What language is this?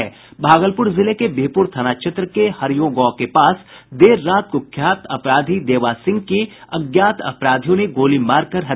Hindi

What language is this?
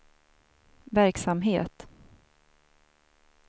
Swedish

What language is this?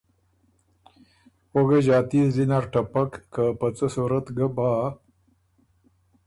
Ormuri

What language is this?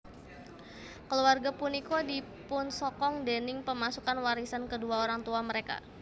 Javanese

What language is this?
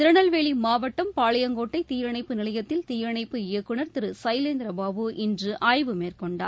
Tamil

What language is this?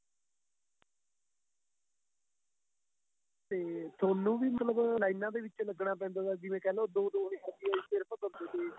Punjabi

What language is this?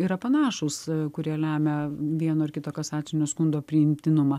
Lithuanian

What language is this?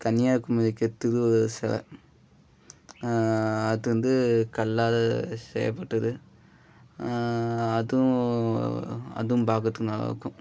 Tamil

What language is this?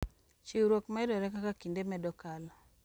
Luo (Kenya and Tanzania)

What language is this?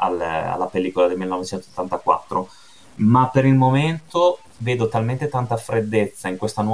Italian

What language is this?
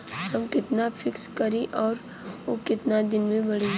Bhojpuri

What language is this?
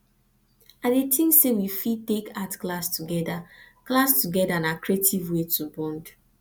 Nigerian Pidgin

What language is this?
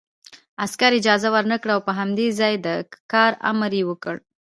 Pashto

